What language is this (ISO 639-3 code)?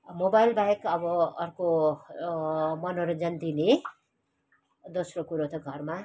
nep